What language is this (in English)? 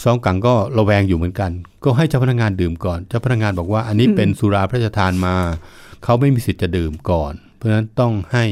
Thai